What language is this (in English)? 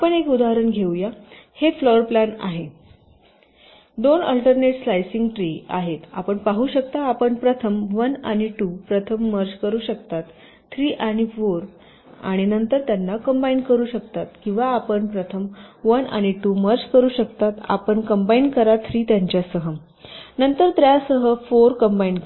Marathi